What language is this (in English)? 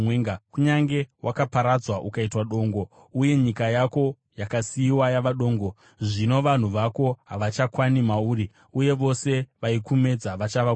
Shona